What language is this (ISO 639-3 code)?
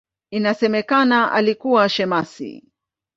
swa